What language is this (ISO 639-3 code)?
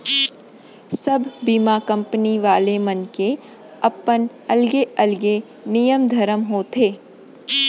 hne